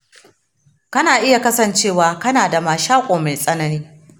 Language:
Hausa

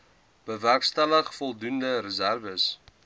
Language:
Afrikaans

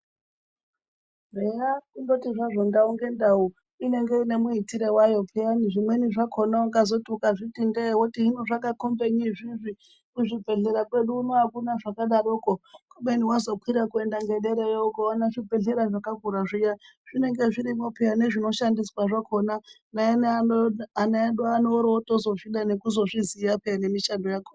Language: Ndau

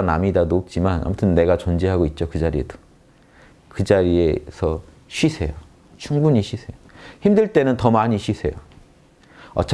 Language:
Korean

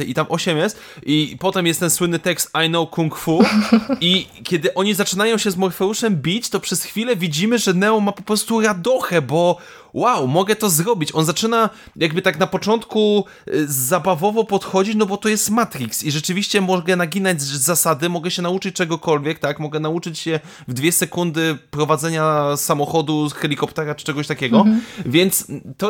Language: Polish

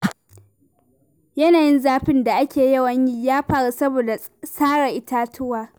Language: Hausa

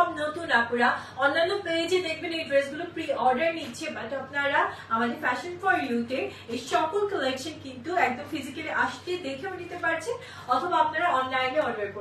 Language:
Bangla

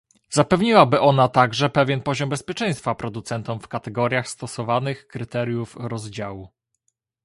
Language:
Polish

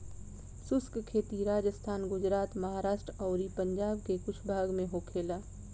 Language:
Bhojpuri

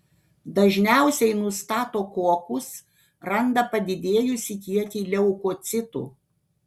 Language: Lithuanian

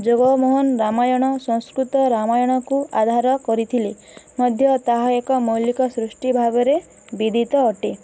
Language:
Odia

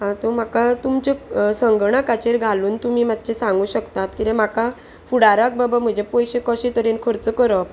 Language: Konkani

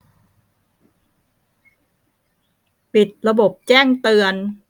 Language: Thai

